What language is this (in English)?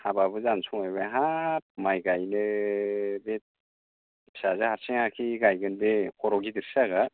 Bodo